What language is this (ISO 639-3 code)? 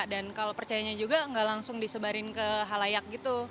ind